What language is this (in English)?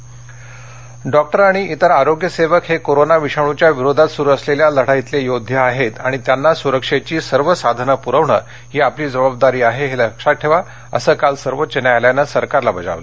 Marathi